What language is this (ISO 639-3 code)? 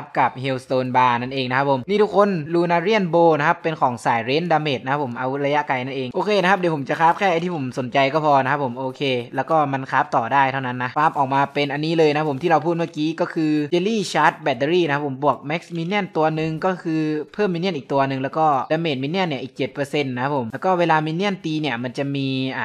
tha